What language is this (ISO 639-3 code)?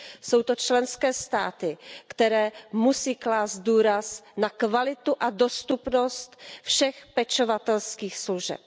ces